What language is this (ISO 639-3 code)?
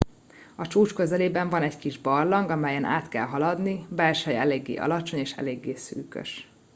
hun